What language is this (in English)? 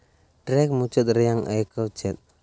Santali